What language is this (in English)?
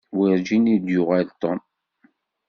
Kabyle